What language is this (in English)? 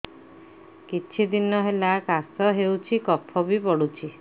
Odia